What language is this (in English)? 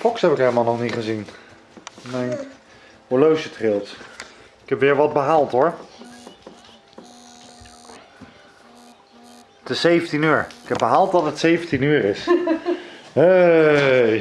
Dutch